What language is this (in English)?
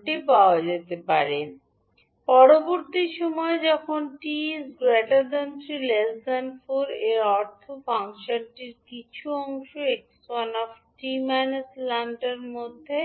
Bangla